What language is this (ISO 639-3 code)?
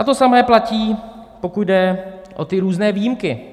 ces